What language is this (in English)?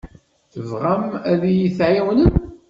Kabyle